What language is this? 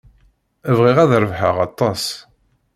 Kabyle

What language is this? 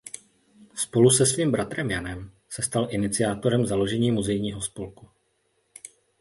Czech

